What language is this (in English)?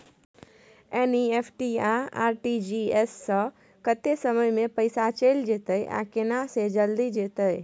Maithili